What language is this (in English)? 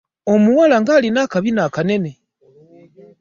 Ganda